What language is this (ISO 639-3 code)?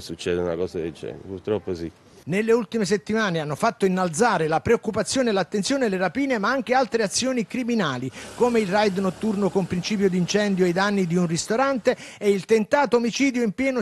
ita